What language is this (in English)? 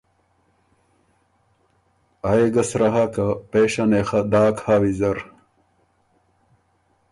Ormuri